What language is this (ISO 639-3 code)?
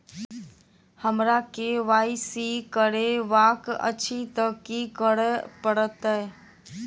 mai